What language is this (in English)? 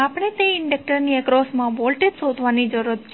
Gujarati